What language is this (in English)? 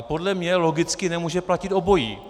Czech